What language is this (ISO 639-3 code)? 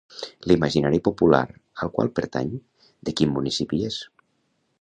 cat